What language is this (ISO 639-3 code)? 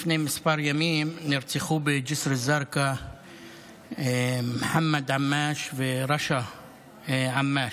heb